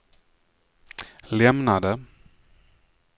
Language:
Swedish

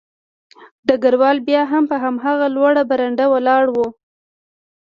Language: Pashto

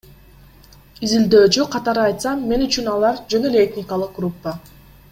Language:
Kyrgyz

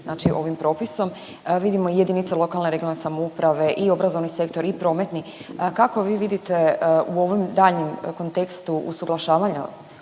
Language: Croatian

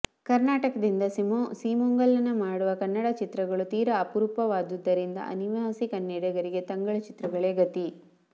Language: Kannada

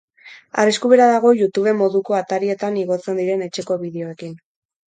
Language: Basque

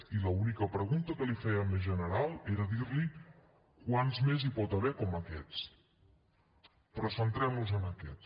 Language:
Catalan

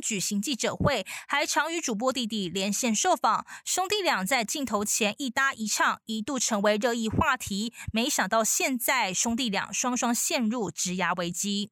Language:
Chinese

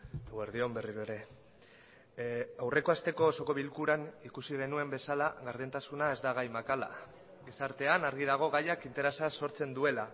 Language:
Basque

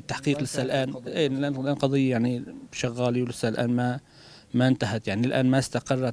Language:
Arabic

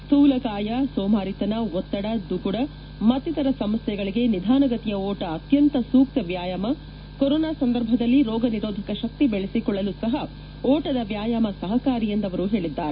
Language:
Kannada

